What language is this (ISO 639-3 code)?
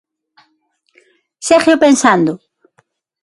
glg